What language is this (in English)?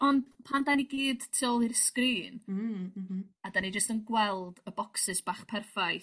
Welsh